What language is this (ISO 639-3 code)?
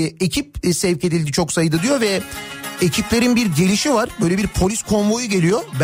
tur